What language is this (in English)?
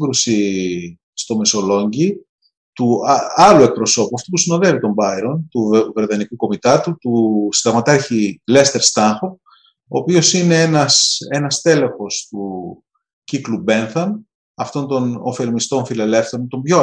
Greek